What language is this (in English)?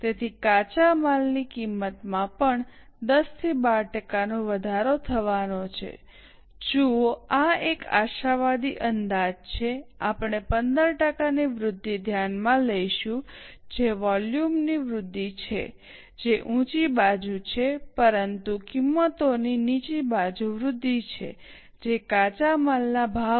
Gujarati